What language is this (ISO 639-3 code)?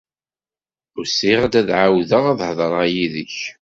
kab